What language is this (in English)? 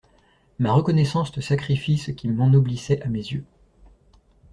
French